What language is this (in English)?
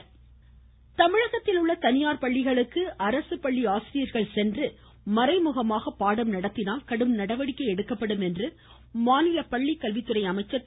Tamil